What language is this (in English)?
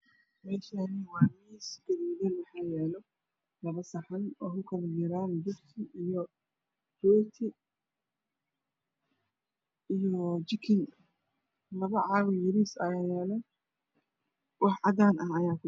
Somali